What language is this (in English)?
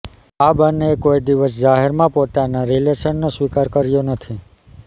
Gujarati